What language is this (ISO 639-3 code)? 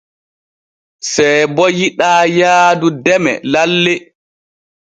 fue